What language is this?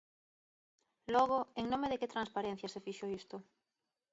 Galician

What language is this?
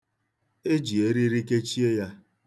Igbo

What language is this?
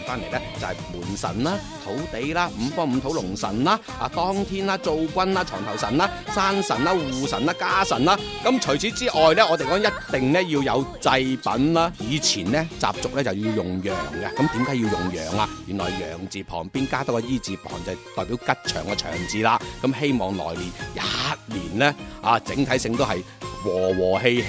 Chinese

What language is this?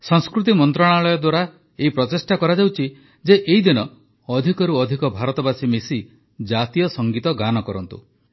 Odia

